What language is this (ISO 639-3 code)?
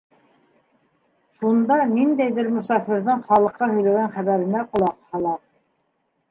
bak